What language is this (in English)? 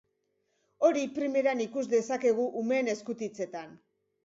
Basque